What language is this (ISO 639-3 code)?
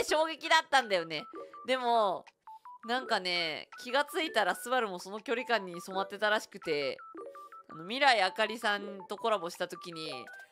jpn